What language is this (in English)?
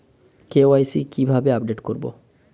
Bangla